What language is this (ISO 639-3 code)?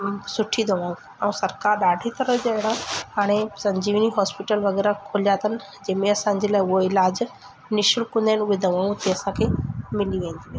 snd